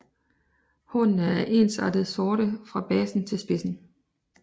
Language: Danish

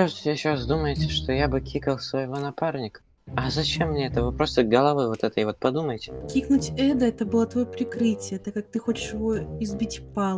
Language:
Russian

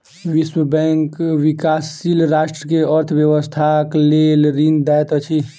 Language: Maithili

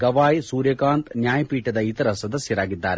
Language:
Kannada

